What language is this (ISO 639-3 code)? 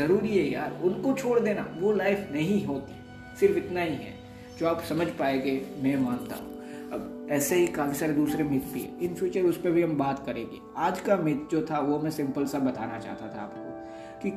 hin